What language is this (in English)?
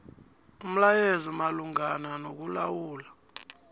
South Ndebele